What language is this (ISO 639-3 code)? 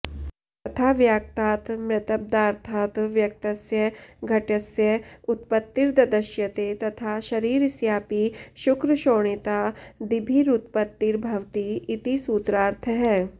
san